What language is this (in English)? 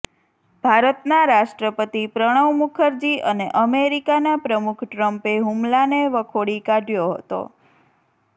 Gujarati